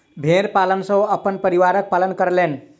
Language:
Maithili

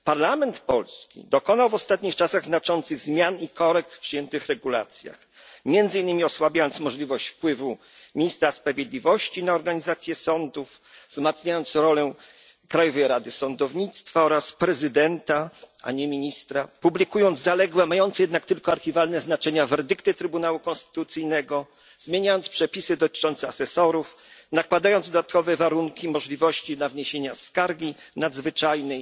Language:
Polish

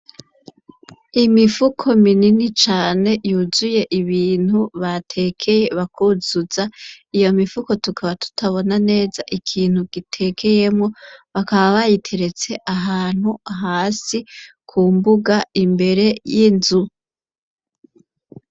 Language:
Rundi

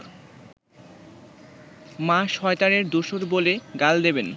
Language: Bangla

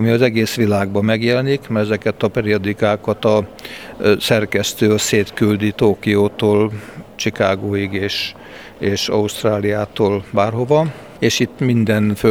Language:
Hungarian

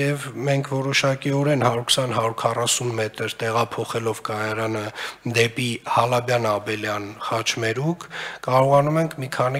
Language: Romanian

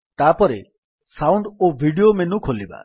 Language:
Odia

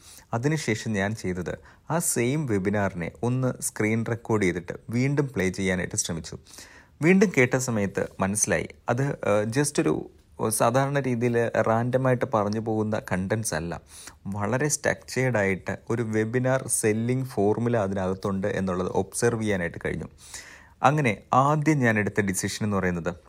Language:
Malayalam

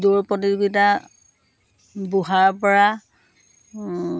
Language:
Assamese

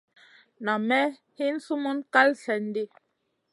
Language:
Masana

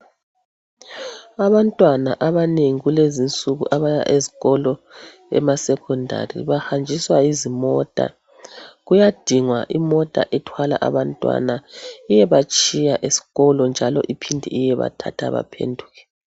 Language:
North Ndebele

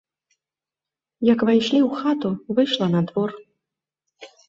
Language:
Belarusian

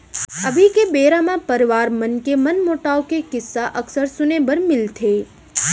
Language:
Chhattisgarhi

